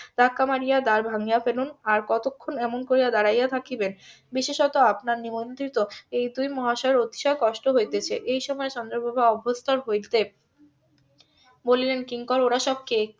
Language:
Bangla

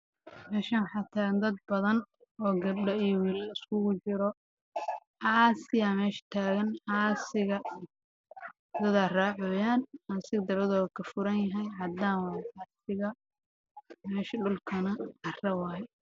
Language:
Somali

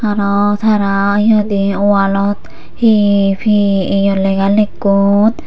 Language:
Chakma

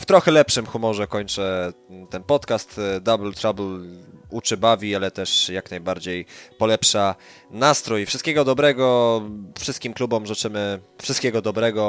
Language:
Polish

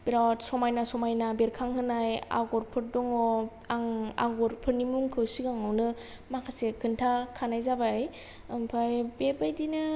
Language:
Bodo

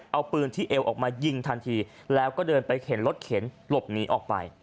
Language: Thai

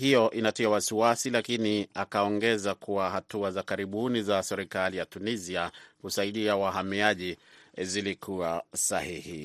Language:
Swahili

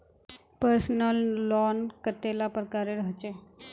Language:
Magahi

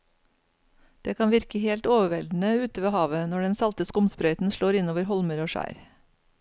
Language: Norwegian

